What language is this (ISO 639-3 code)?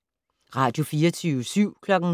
dan